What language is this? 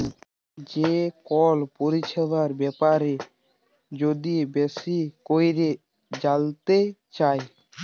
Bangla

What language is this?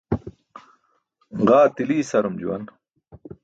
Burushaski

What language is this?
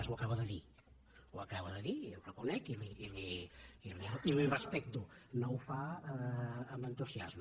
Catalan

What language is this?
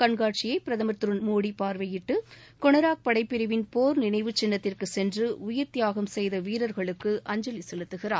Tamil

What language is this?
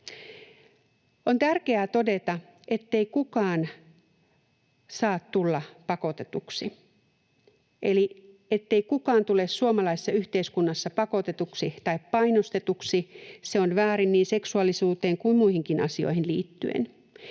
Finnish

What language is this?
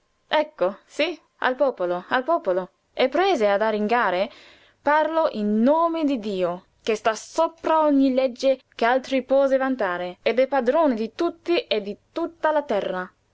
Italian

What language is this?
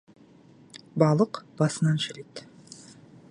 Kazakh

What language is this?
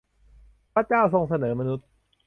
Thai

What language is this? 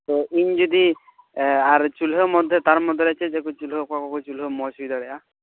Santali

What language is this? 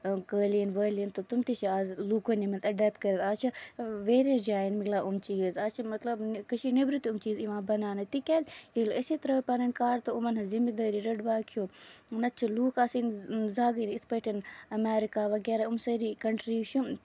Kashmiri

